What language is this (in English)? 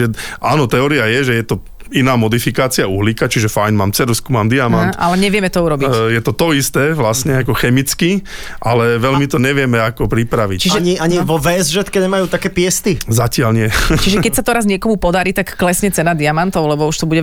Slovak